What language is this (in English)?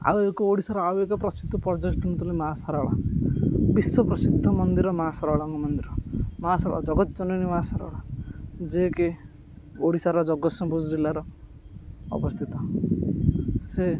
Odia